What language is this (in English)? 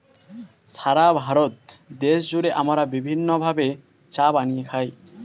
Bangla